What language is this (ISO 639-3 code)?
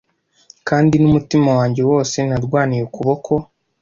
kin